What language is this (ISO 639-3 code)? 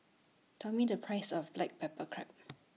eng